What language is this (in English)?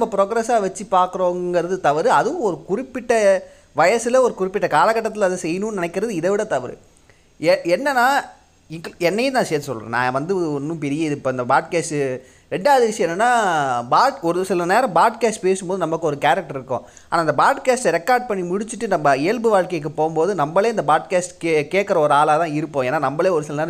Tamil